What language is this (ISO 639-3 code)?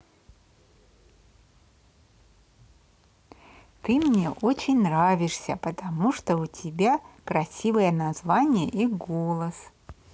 rus